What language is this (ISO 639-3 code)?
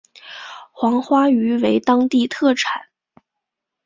zho